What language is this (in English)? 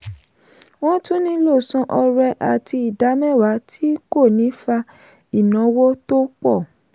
Yoruba